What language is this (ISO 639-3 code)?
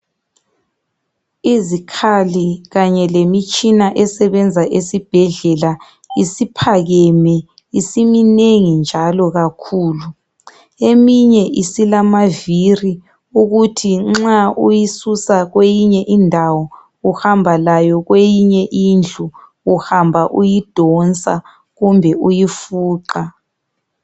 nde